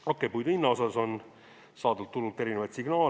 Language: Estonian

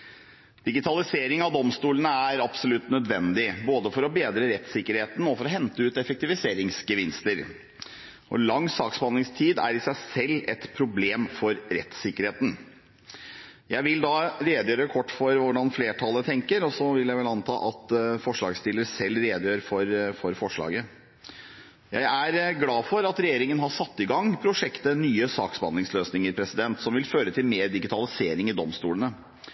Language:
Norwegian Bokmål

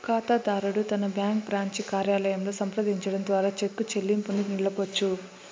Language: Telugu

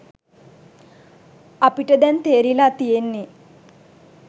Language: Sinhala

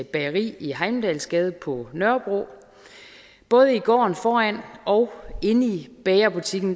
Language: Danish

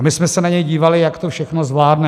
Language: Czech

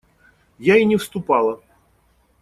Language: Russian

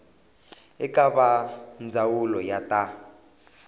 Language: Tsonga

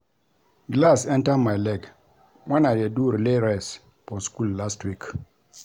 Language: Nigerian Pidgin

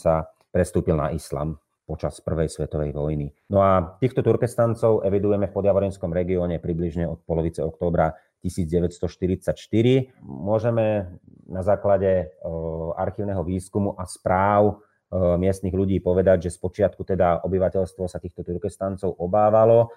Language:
Slovak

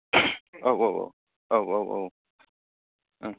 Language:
Bodo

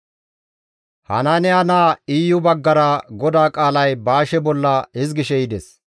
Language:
Gamo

